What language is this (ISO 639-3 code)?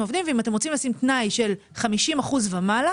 heb